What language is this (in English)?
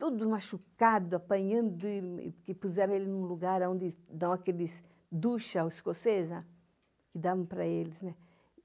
Portuguese